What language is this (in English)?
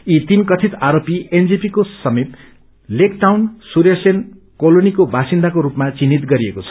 Nepali